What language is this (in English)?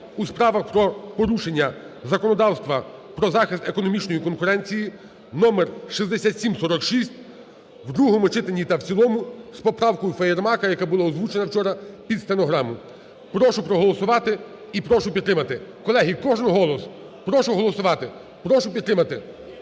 Ukrainian